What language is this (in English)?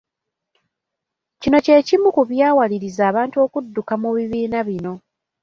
Ganda